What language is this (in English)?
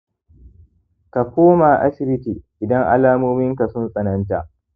Hausa